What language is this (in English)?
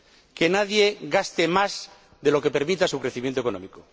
Spanish